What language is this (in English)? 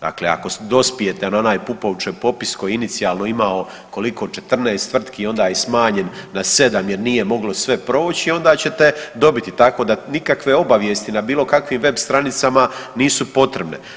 Croatian